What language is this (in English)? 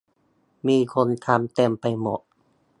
Thai